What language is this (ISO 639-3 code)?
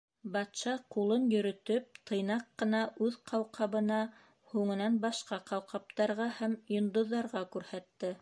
bak